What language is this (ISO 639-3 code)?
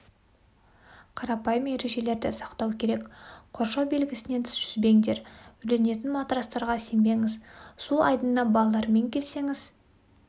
kaz